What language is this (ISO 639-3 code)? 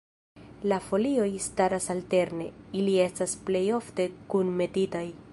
epo